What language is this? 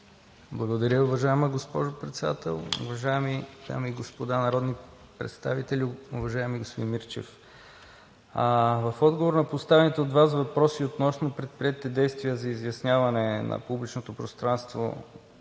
Bulgarian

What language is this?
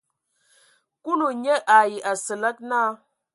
Ewondo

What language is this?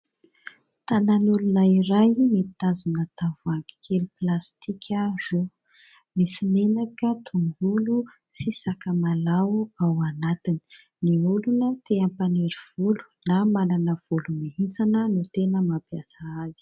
Malagasy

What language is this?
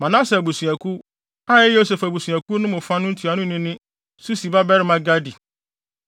Akan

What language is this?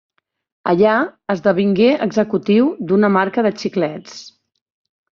Catalan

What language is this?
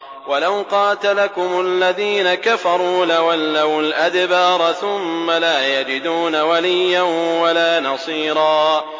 Arabic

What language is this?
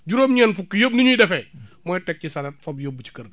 Wolof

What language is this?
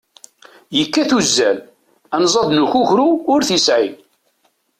Kabyle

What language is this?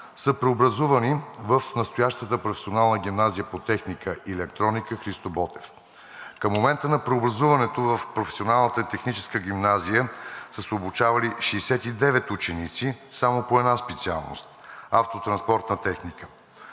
Bulgarian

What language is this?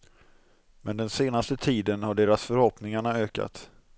Swedish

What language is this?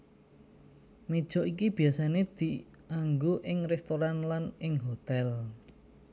Javanese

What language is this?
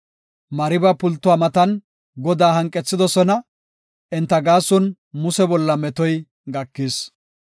Gofa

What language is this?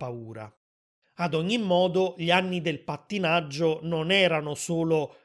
Italian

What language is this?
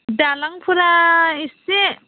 Bodo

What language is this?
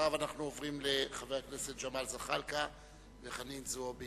Hebrew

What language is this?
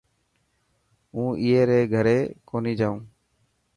Dhatki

